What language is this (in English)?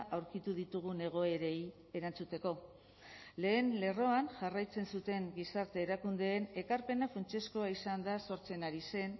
Basque